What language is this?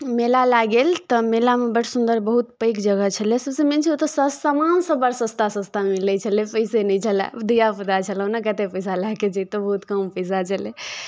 Maithili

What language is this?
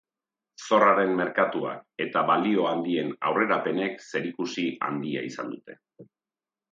Basque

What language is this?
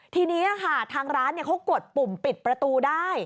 Thai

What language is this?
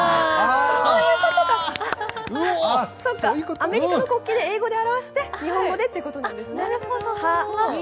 Japanese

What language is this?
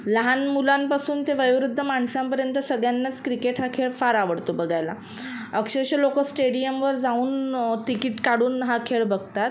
Marathi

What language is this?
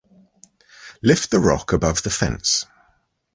English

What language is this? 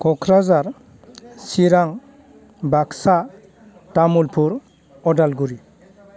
Bodo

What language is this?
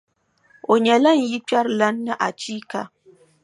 Dagbani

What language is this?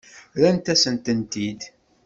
Kabyle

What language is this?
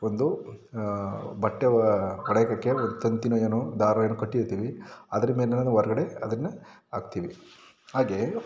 Kannada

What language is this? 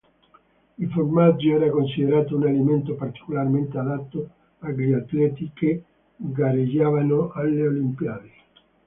Italian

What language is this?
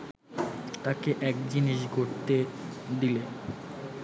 Bangla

